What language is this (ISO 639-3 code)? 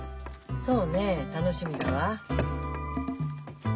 jpn